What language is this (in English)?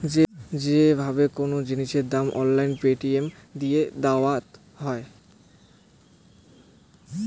Bangla